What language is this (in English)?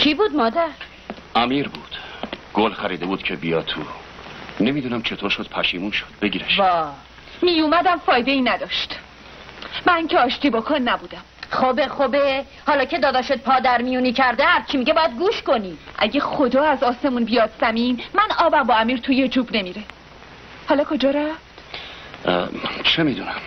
Persian